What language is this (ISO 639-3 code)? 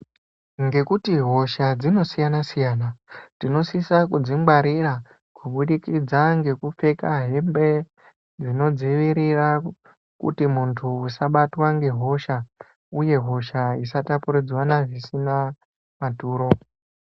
ndc